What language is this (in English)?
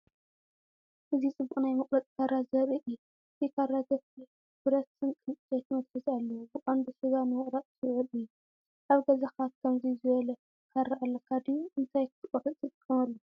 Tigrinya